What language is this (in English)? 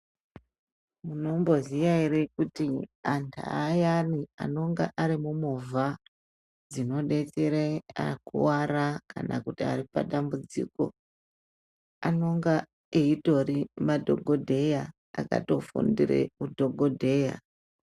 Ndau